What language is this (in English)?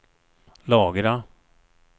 Swedish